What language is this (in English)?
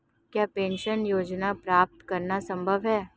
Hindi